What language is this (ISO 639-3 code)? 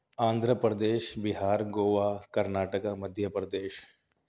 urd